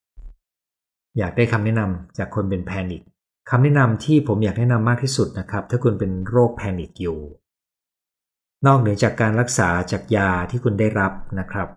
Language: Thai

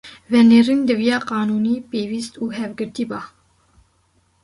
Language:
Kurdish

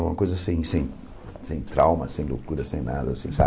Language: Portuguese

